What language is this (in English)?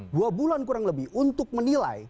Indonesian